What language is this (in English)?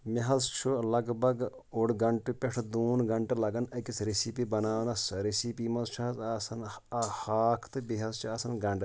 Kashmiri